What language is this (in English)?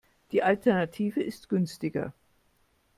German